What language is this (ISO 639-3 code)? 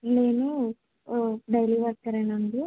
tel